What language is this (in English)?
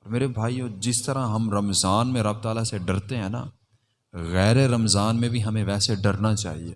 Urdu